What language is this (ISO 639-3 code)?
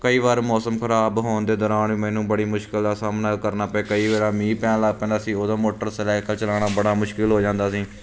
pan